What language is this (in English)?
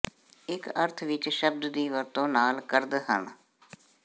Punjabi